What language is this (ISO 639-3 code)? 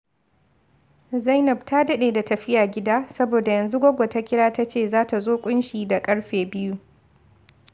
hau